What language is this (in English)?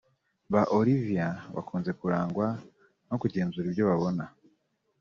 Kinyarwanda